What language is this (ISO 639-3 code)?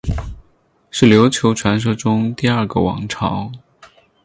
zho